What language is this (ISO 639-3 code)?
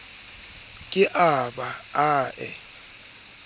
sot